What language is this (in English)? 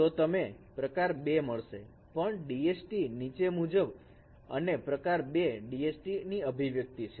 Gujarati